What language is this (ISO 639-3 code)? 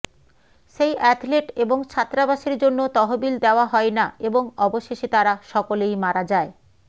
ben